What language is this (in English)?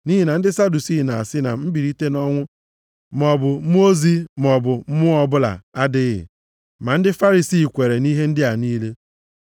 Igbo